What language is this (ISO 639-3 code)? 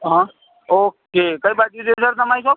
guj